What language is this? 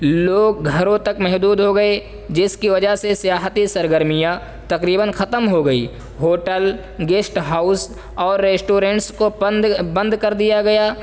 Urdu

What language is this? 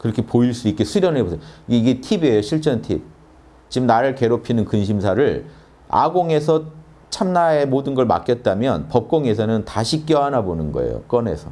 Korean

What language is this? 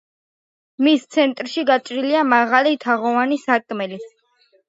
Georgian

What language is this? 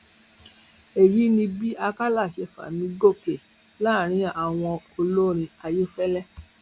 Yoruba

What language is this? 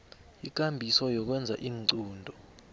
South Ndebele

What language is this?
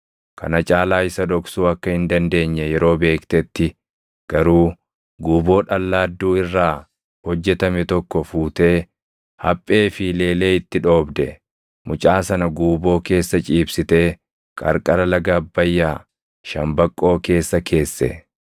Oromo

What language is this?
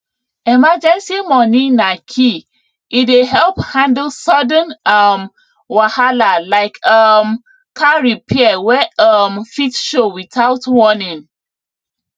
Nigerian Pidgin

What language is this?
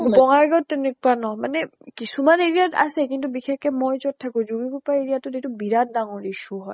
Assamese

